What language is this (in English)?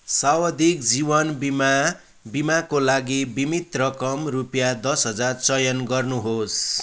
Nepali